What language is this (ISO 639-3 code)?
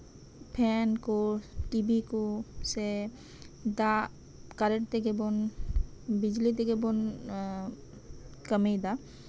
sat